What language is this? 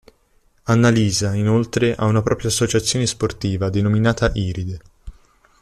Italian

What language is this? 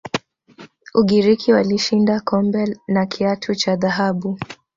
Swahili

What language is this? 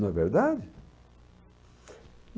Portuguese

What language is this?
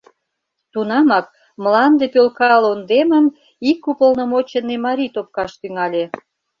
Mari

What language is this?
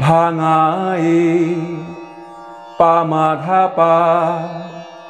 Hindi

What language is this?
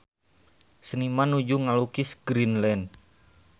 Sundanese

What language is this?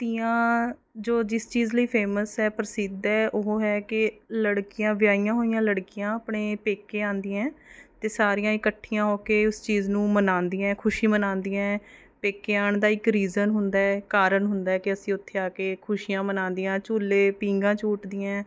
Punjabi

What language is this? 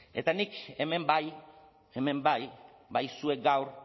Basque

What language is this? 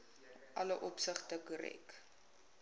Afrikaans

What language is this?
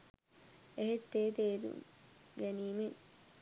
Sinhala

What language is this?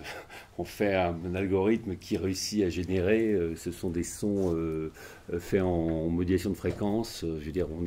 French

